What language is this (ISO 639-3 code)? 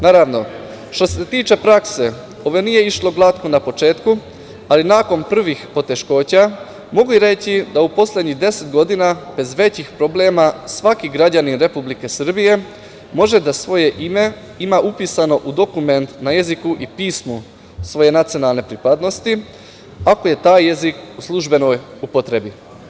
srp